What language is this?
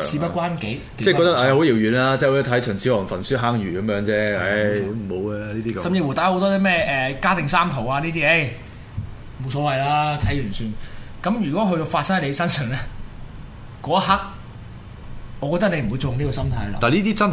Chinese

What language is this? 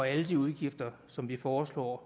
Danish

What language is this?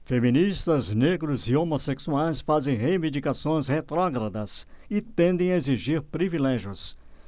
Portuguese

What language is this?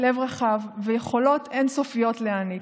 Hebrew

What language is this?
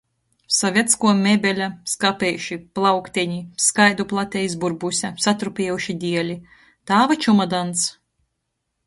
Latgalian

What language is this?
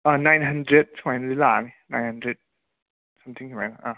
Manipuri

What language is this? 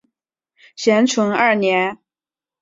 Chinese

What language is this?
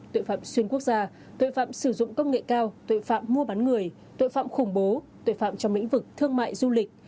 Vietnamese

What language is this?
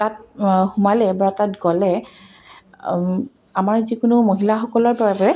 Assamese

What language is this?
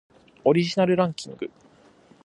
Japanese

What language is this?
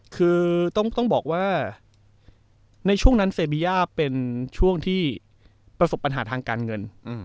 Thai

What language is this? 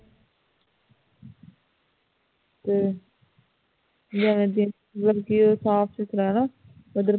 Punjabi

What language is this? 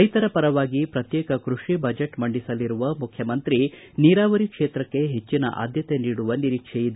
Kannada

